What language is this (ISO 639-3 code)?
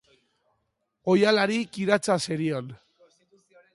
eus